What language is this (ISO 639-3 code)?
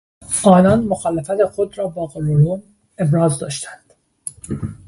fas